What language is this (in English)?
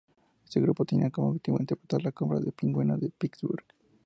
Spanish